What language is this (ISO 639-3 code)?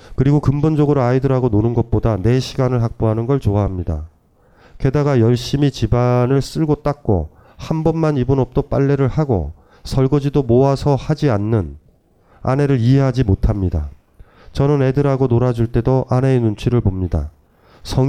kor